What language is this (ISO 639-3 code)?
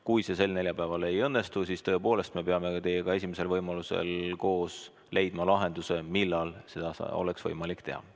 est